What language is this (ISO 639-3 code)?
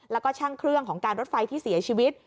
tha